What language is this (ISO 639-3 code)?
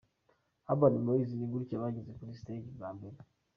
kin